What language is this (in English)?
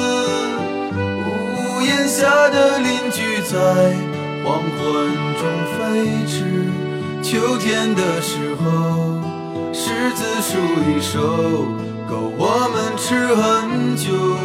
Chinese